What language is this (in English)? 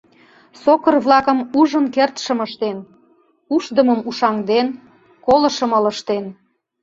Mari